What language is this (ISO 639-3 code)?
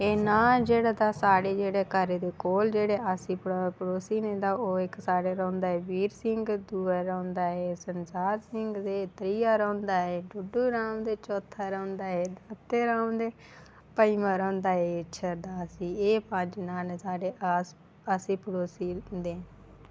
doi